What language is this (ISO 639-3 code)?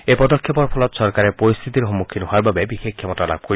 asm